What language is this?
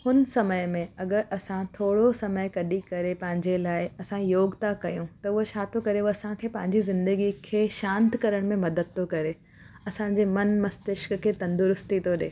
Sindhi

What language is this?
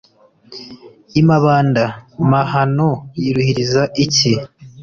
Kinyarwanda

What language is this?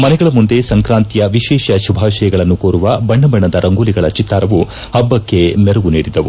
Kannada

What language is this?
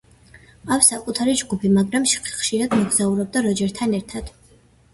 Georgian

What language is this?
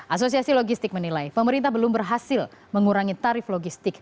Indonesian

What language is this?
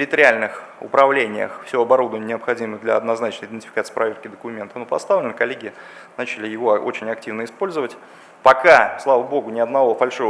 Russian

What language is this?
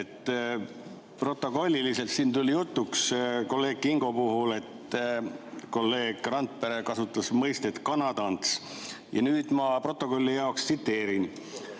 Estonian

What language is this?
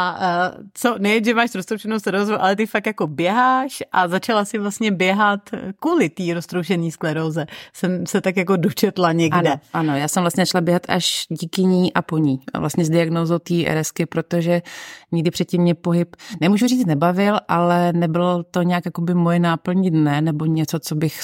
Czech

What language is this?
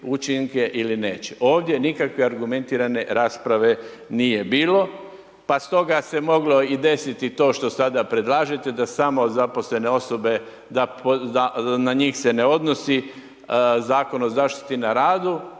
Croatian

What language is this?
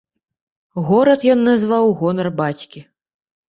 Belarusian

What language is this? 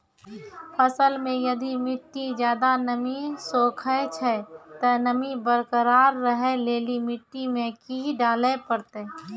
Maithili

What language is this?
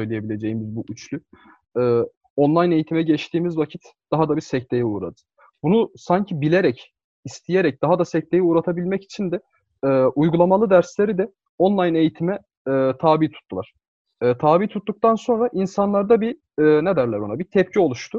Turkish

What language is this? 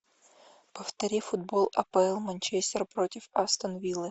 Russian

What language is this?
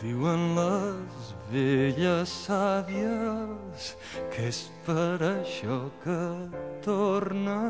Bulgarian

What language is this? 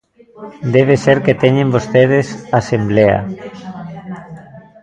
Galician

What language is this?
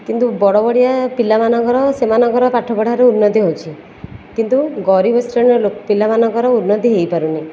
Odia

